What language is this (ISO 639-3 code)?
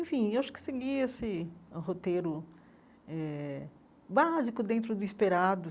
por